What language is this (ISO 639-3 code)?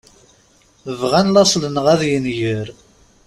kab